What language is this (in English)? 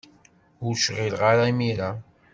Kabyle